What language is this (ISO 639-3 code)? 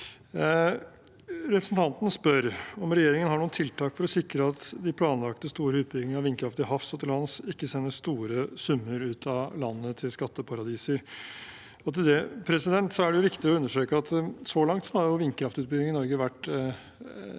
nor